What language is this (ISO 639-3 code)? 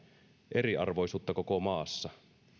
fin